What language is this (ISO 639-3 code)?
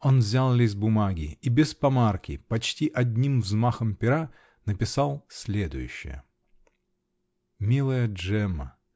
rus